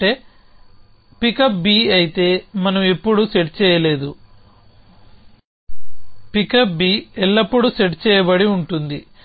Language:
Telugu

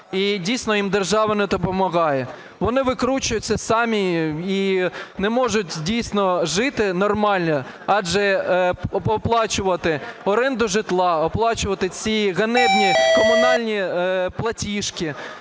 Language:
Ukrainian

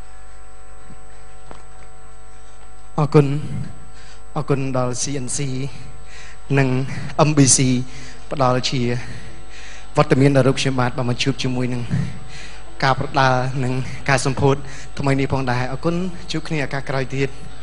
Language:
Thai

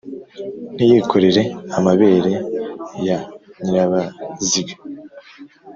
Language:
Kinyarwanda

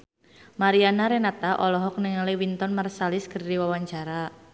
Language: Sundanese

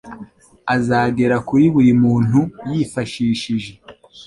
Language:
Kinyarwanda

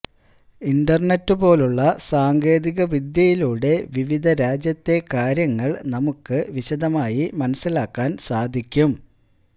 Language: Malayalam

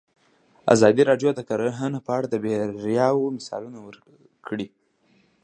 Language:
Pashto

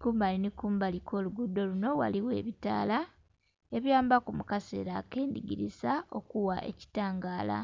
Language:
Soga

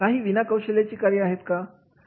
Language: Marathi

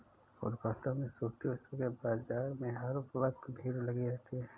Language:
Hindi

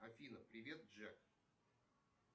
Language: Russian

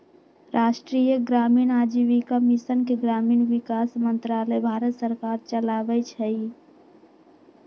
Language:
Magahi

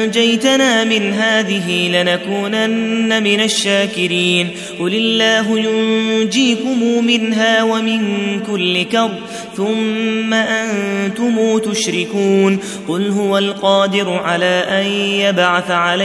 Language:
Arabic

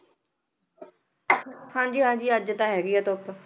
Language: Punjabi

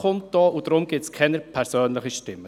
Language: Swiss German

